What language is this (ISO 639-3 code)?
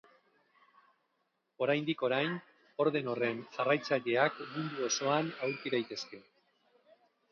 eus